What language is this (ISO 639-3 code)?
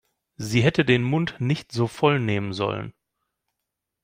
deu